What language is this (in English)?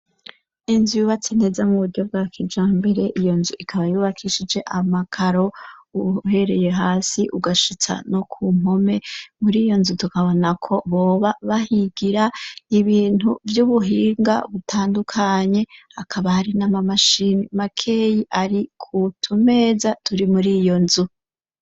Rundi